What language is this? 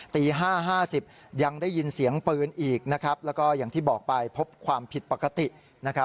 Thai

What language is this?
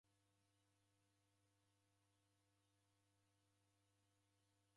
Taita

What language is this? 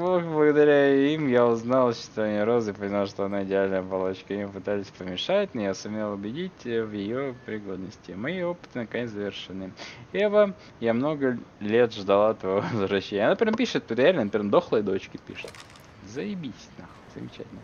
Russian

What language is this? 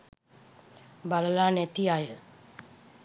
Sinhala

